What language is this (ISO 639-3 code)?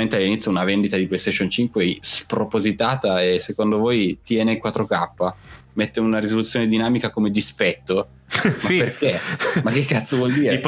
ita